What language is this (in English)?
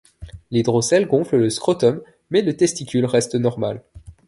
French